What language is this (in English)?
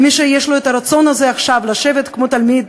Hebrew